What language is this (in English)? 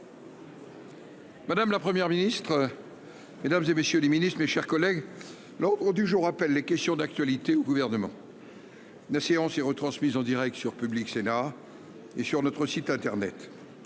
French